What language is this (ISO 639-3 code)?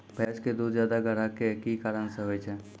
mai